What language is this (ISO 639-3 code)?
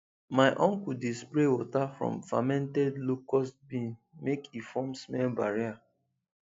pcm